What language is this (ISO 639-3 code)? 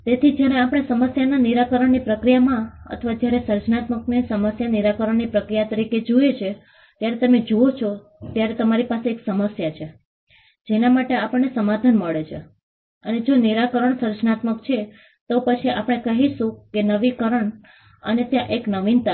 guj